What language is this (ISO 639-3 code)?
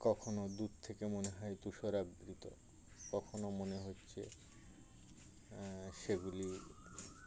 ben